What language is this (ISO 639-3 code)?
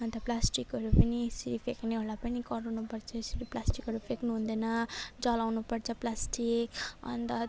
nep